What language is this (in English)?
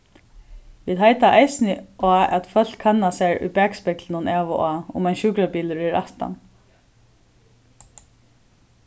Faroese